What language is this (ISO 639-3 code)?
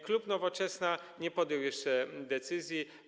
pol